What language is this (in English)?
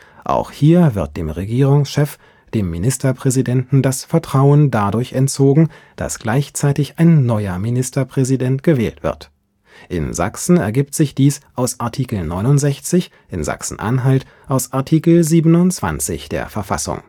German